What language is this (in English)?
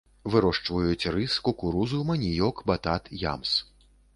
Belarusian